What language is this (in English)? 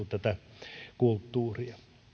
Finnish